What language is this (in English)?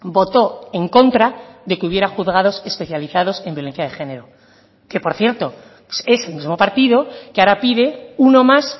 Spanish